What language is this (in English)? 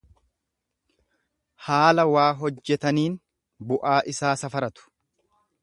Oromo